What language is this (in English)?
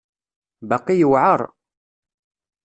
Kabyle